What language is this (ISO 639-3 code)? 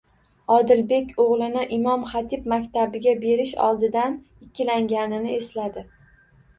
uzb